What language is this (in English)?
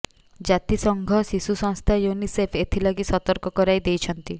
Odia